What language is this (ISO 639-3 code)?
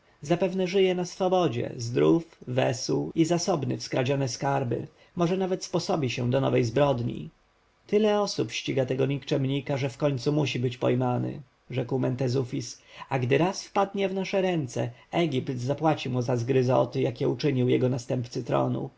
pol